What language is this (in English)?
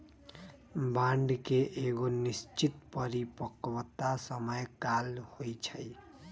Magahi